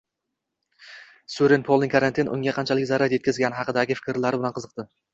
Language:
Uzbek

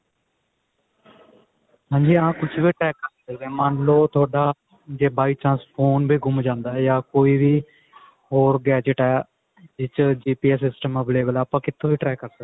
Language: Punjabi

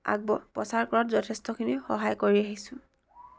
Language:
Assamese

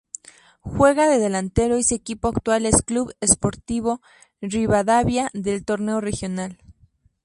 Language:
Spanish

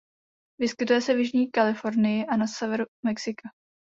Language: Czech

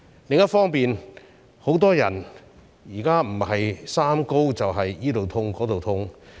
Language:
Cantonese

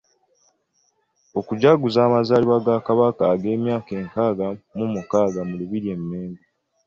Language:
Ganda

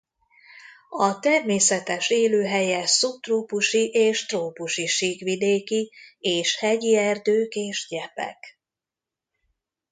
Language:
Hungarian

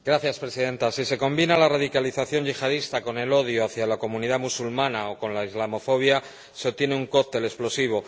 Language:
Spanish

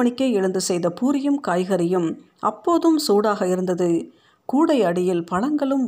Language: Tamil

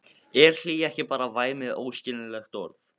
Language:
Icelandic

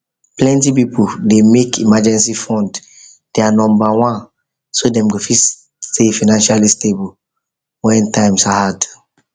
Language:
Nigerian Pidgin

